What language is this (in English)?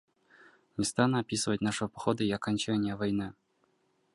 Russian